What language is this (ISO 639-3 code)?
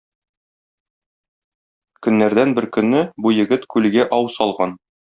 tat